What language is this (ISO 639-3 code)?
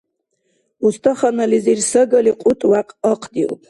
dar